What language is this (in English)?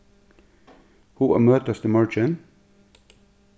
Faroese